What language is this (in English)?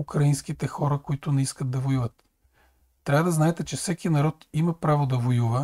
Bulgarian